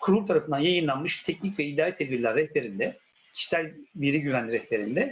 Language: Turkish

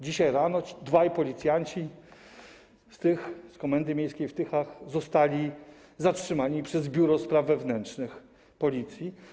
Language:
Polish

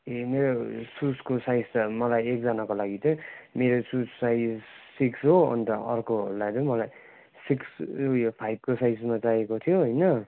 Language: Nepali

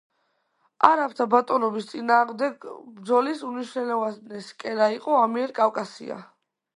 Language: Georgian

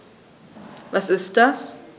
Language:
German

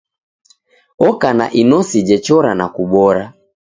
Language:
Taita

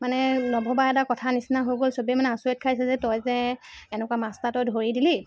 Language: Assamese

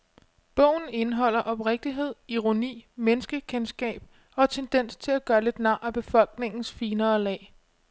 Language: Danish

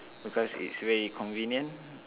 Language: English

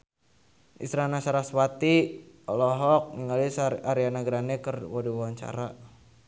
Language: Sundanese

